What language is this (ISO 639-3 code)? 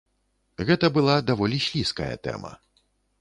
bel